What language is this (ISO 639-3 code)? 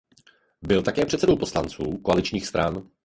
ces